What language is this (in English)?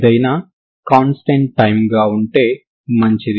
Telugu